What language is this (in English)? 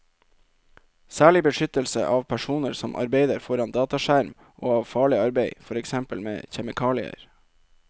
Norwegian